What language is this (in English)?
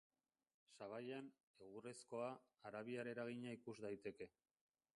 Basque